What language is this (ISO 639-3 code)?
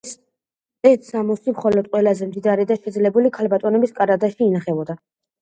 kat